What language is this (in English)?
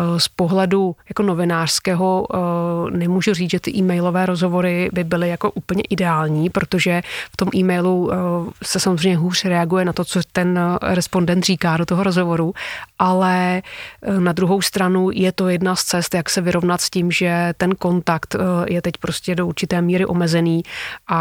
Czech